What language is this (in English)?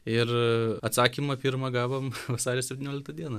Lithuanian